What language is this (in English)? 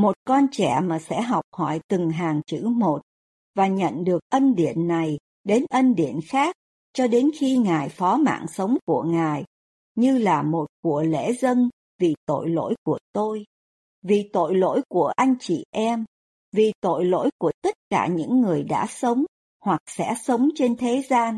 Vietnamese